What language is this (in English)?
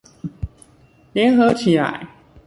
Chinese